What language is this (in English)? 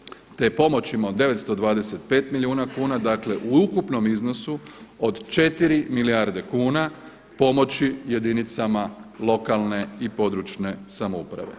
Croatian